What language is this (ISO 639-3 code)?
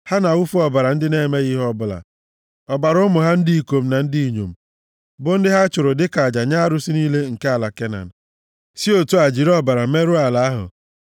ibo